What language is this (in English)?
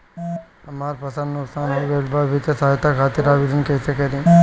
Bhojpuri